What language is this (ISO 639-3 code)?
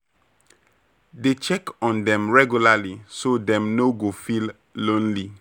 pcm